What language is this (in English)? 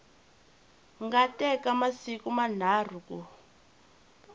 Tsonga